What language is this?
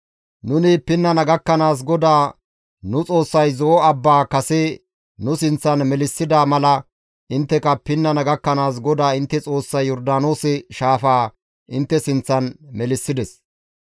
Gamo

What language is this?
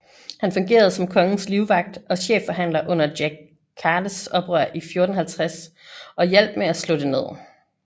Danish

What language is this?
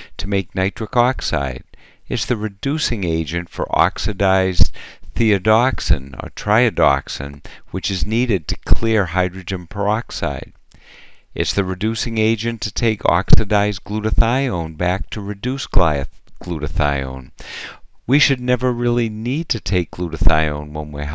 English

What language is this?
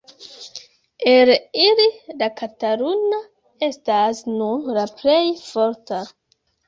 Esperanto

